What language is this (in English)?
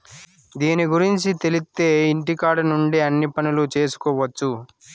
Telugu